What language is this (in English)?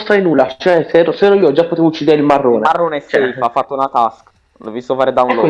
Italian